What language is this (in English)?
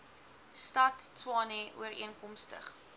Afrikaans